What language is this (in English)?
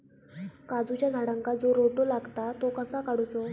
Marathi